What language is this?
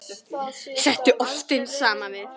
Icelandic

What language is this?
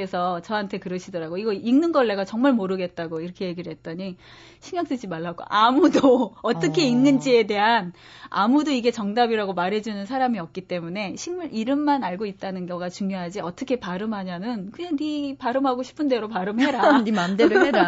Korean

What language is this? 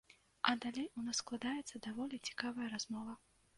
Belarusian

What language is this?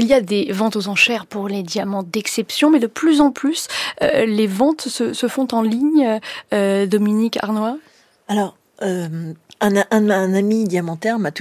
French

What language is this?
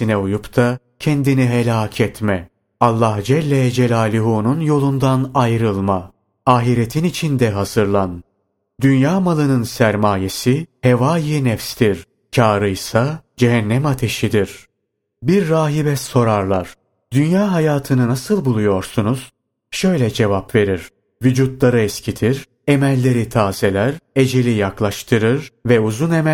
Turkish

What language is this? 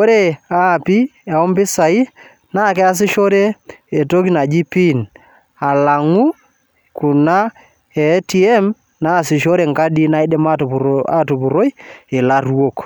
Masai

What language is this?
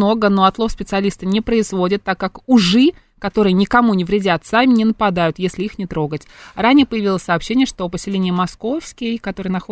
Russian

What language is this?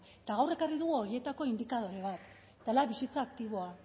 Basque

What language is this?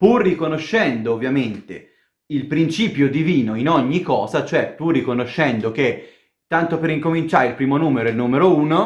Italian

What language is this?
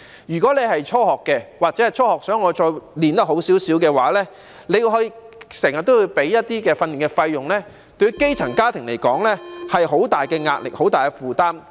Cantonese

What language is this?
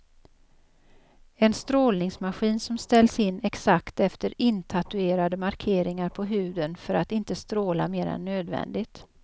Swedish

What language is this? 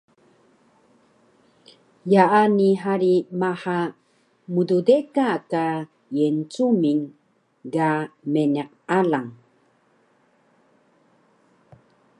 Taroko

